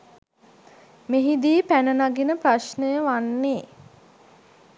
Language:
Sinhala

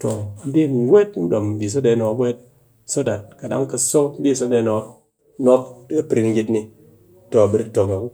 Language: Cakfem-Mushere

